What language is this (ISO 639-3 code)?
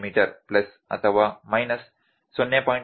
kan